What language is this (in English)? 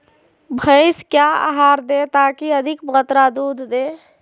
Magahi